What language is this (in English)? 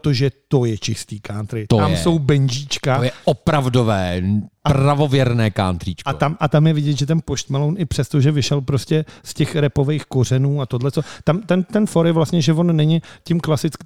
Czech